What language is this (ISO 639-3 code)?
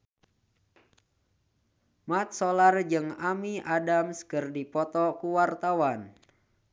sun